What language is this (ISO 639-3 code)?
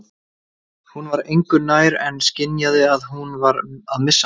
isl